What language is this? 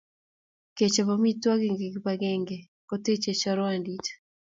Kalenjin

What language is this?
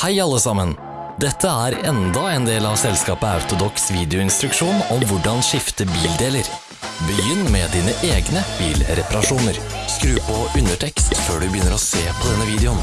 Dutch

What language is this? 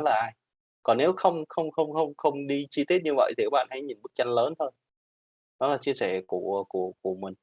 Vietnamese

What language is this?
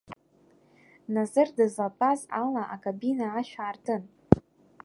Abkhazian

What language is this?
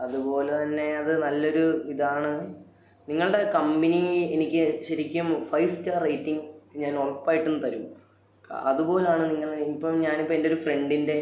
Malayalam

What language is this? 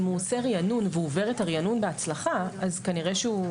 Hebrew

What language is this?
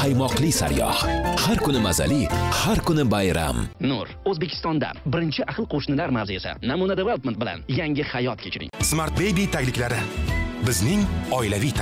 Turkish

